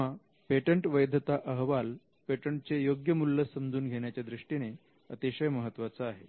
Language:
Marathi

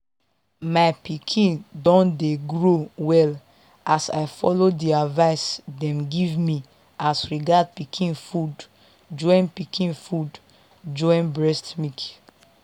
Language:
Nigerian Pidgin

